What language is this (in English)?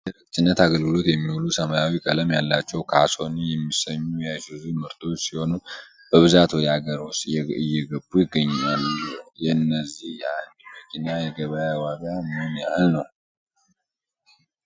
Amharic